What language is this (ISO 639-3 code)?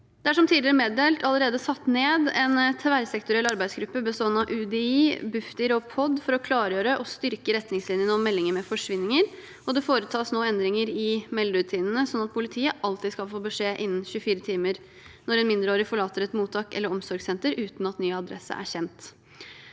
nor